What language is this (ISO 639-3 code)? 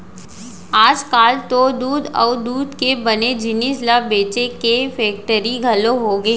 hne